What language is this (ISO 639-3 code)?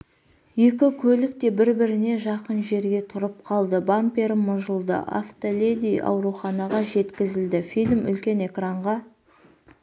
kaz